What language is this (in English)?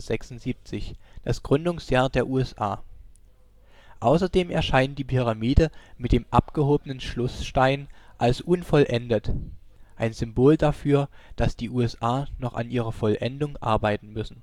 German